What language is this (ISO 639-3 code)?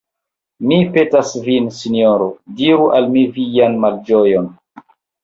epo